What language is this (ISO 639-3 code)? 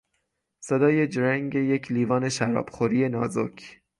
fas